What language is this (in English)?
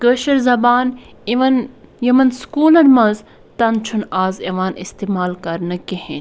Kashmiri